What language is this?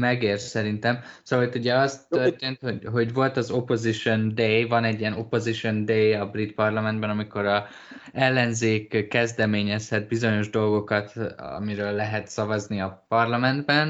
Hungarian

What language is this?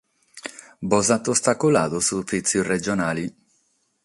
Sardinian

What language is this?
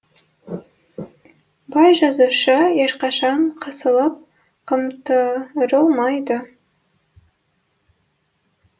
Kazakh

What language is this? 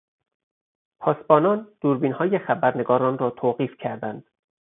Persian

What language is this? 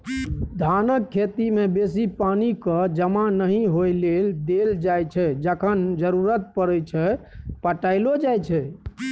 Maithili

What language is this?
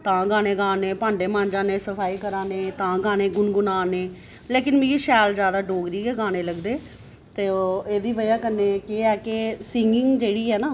Dogri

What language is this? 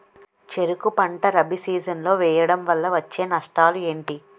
Telugu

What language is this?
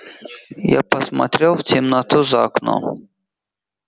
Russian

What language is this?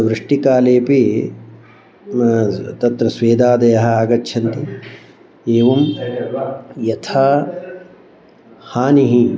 Sanskrit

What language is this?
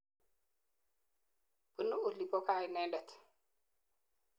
Kalenjin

